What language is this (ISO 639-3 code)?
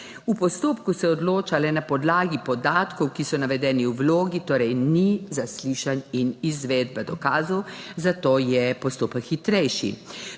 slv